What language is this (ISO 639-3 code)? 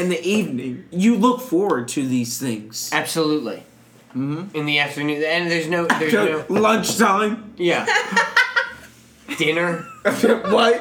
eng